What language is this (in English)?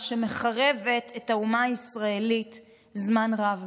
Hebrew